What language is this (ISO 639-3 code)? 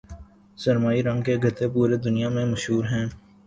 urd